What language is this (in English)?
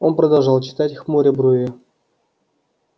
Russian